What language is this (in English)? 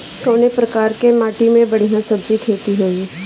Bhojpuri